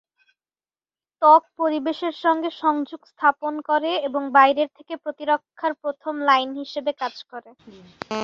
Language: Bangla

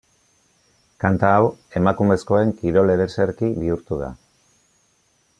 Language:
Basque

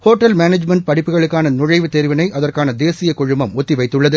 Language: Tamil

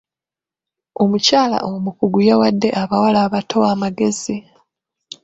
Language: Ganda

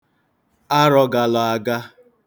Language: Igbo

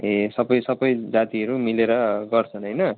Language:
Nepali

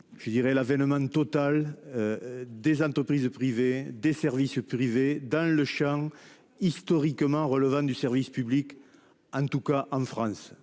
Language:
French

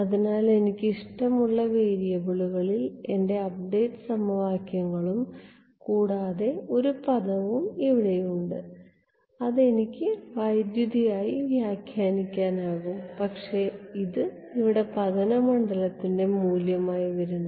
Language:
Malayalam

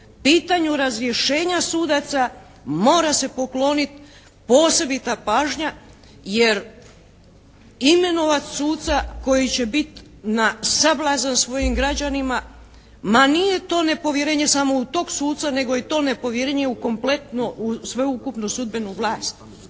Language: Croatian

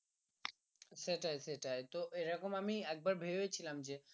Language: Bangla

